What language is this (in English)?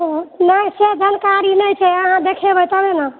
Maithili